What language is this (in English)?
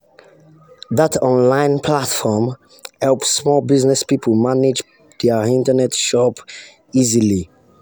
Nigerian Pidgin